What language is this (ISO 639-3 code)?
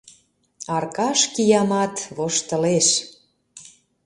chm